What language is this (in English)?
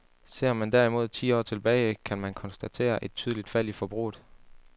Danish